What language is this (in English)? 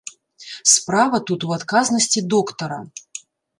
Belarusian